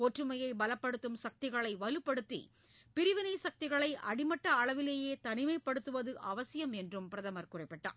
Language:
Tamil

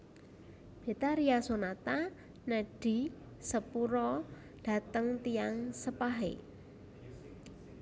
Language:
Javanese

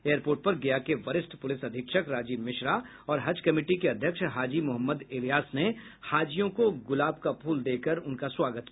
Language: Hindi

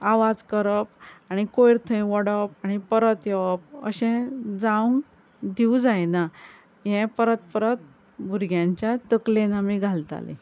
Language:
Konkani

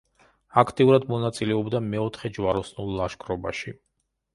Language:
Georgian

